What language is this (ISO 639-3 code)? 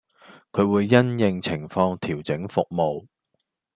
yue